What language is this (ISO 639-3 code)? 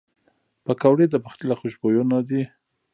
pus